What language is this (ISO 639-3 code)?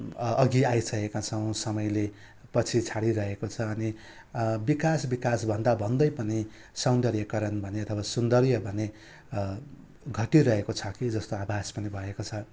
nep